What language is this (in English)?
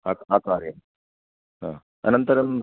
Sanskrit